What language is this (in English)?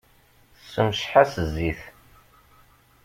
Kabyle